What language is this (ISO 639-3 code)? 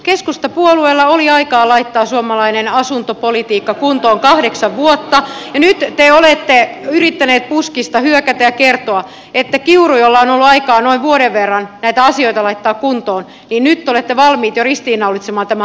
fin